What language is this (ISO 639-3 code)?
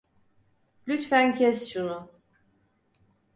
tur